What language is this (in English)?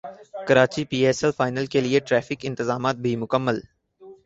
Urdu